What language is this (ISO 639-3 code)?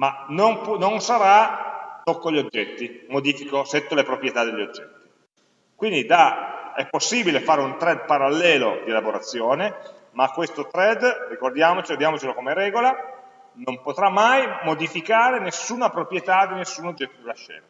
ita